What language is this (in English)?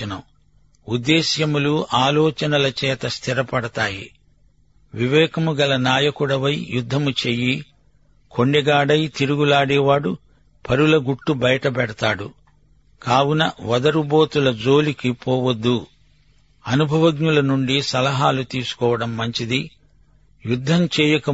Telugu